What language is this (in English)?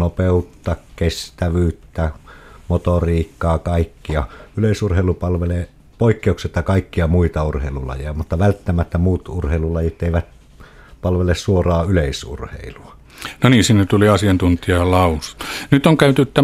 Finnish